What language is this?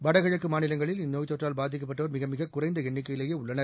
Tamil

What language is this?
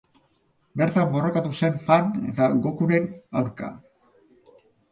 Basque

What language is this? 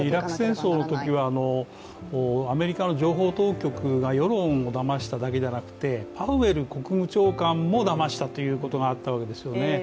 Japanese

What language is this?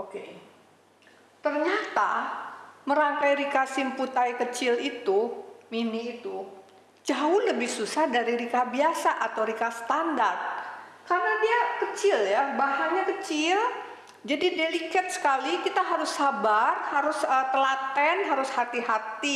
Indonesian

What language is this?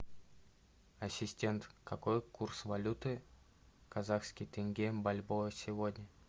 Russian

